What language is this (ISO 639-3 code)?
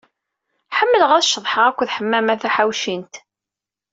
kab